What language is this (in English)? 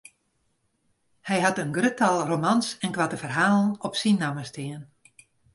Western Frisian